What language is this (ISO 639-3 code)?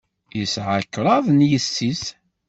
kab